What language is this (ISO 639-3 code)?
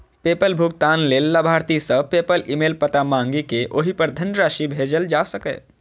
mai